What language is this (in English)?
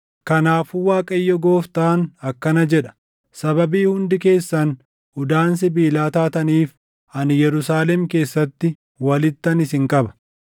Oromo